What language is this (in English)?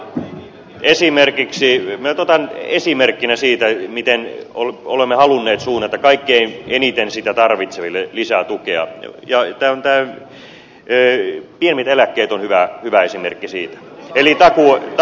Finnish